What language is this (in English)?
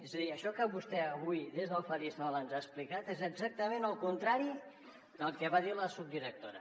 Catalan